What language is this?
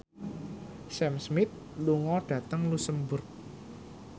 Javanese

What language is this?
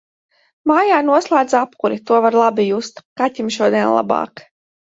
Latvian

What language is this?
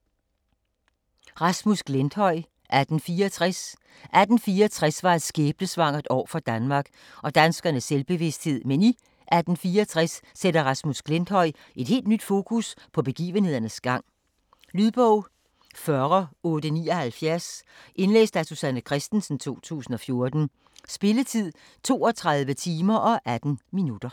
Danish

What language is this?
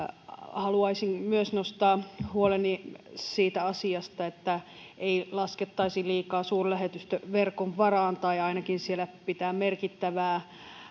Finnish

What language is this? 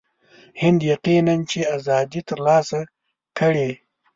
Pashto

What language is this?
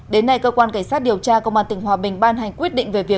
Vietnamese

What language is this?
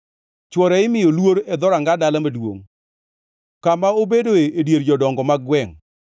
Luo (Kenya and Tanzania)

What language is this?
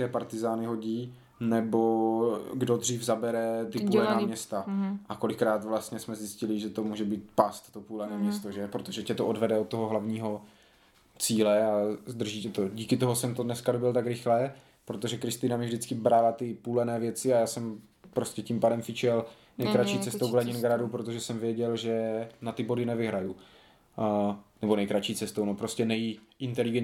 Czech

